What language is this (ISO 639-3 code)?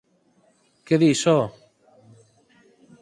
glg